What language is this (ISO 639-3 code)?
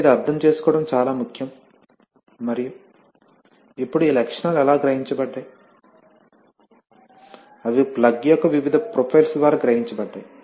tel